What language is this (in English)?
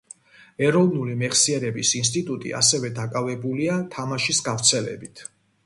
Georgian